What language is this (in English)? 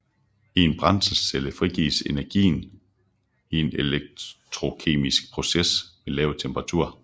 Danish